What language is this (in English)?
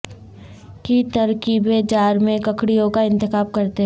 Urdu